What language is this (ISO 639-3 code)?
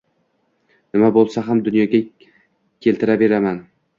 uzb